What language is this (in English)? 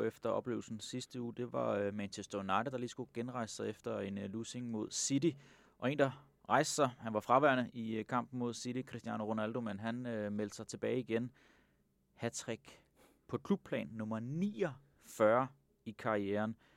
Danish